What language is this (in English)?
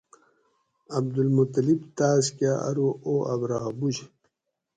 Gawri